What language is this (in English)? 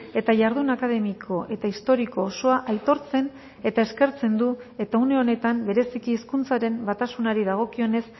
Basque